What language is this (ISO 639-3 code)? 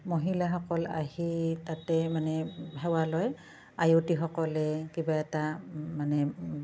asm